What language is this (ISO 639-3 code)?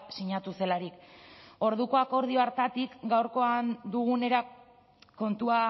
eus